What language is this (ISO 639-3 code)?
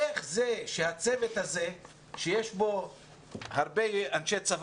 heb